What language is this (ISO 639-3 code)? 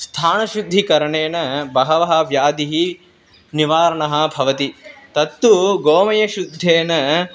san